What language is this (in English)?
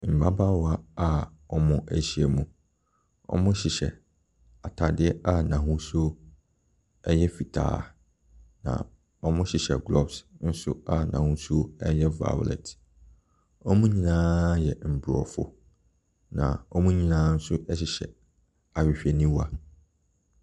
Akan